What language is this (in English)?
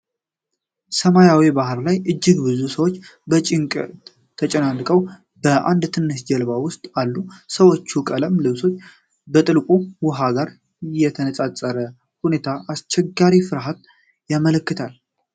Amharic